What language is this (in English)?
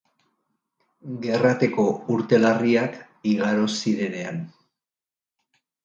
Basque